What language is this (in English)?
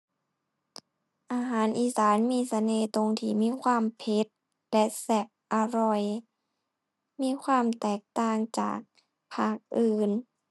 Thai